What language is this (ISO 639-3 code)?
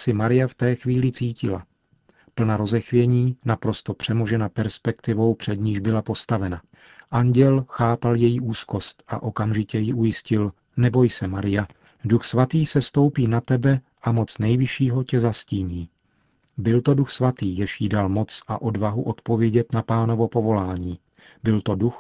ces